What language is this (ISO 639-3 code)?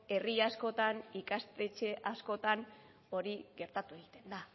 eus